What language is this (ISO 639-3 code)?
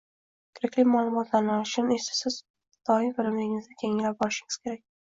uzb